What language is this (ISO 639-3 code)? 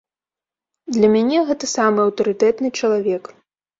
bel